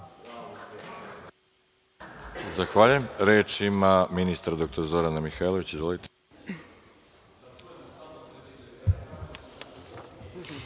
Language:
Serbian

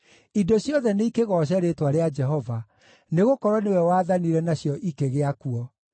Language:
Kikuyu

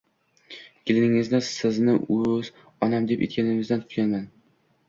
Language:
Uzbek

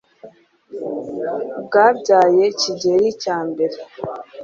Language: Kinyarwanda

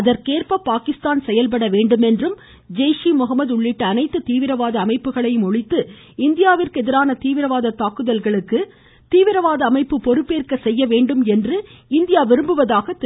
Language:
Tamil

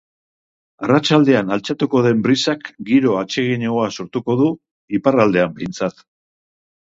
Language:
Basque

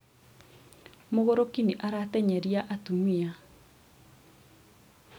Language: Kikuyu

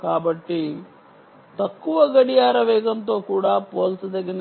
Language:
Telugu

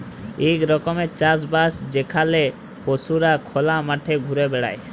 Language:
Bangla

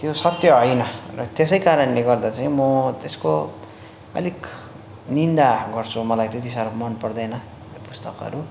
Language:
Nepali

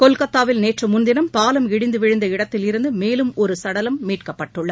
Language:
Tamil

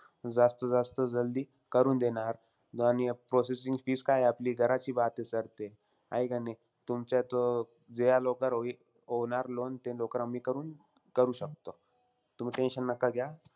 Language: Marathi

